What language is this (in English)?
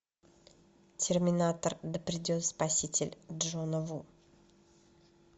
Russian